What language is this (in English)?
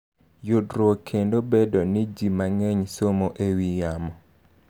Luo (Kenya and Tanzania)